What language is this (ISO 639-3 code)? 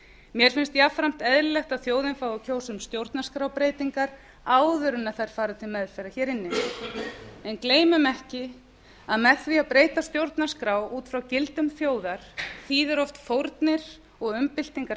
isl